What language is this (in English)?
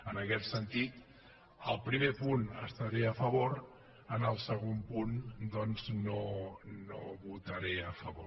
Catalan